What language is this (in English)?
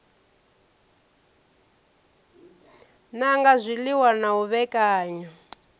Venda